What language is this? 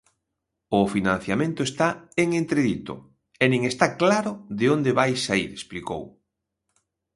Galician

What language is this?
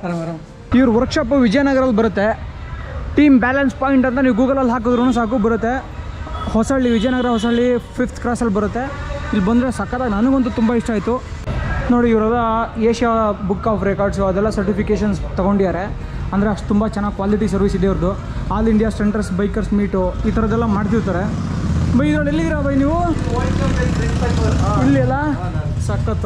Kannada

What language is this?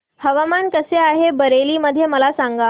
Marathi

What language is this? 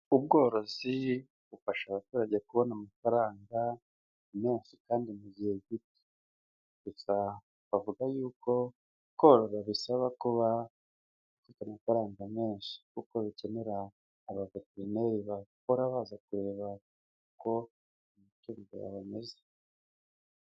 Kinyarwanda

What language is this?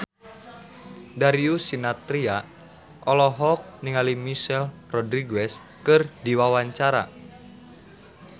Sundanese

